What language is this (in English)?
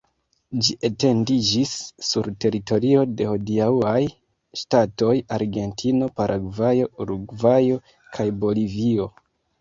Esperanto